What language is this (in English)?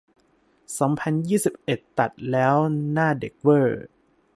Thai